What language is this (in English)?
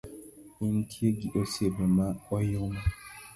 Luo (Kenya and Tanzania)